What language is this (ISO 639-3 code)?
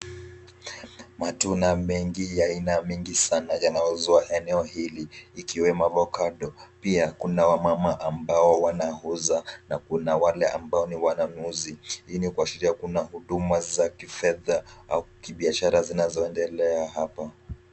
swa